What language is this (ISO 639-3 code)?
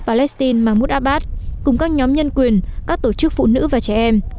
vie